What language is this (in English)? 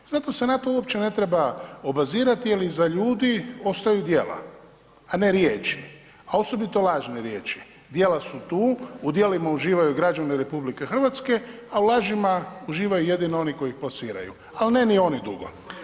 Croatian